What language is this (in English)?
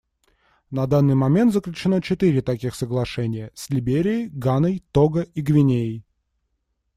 Russian